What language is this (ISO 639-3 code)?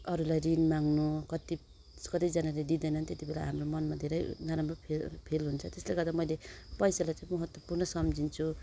nep